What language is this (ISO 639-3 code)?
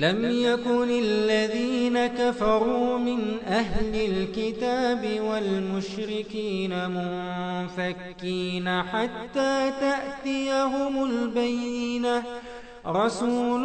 ara